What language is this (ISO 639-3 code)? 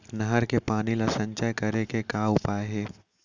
hne